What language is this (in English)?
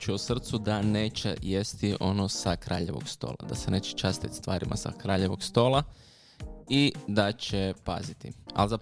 Croatian